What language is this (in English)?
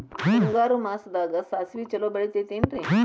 Kannada